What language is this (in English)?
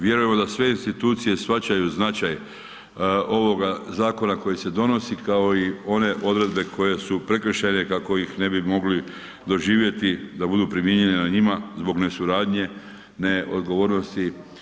Croatian